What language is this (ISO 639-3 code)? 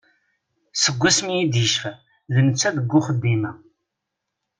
kab